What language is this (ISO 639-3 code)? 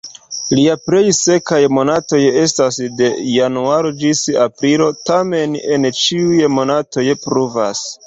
epo